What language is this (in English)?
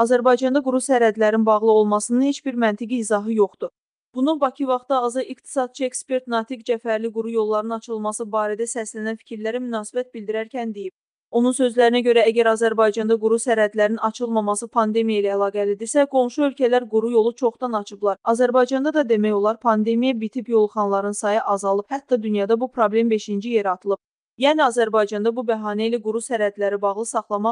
Turkish